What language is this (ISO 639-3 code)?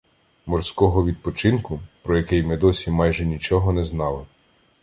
ukr